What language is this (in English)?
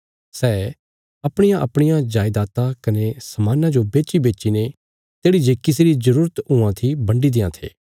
Bilaspuri